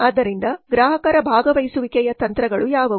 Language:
Kannada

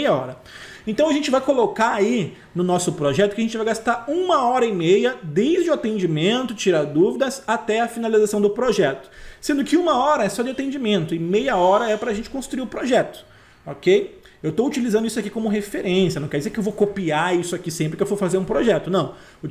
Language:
Portuguese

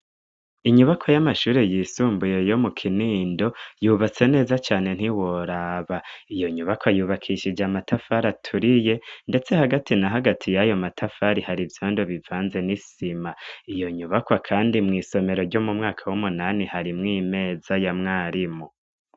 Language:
Rundi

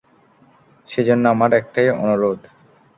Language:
Bangla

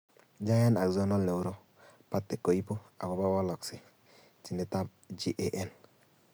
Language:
Kalenjin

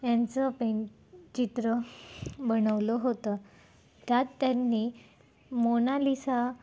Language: Marathi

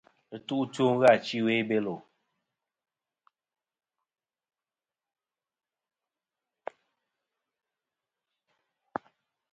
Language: Kom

